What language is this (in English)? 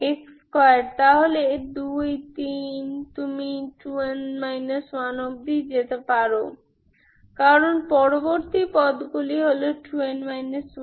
Bangla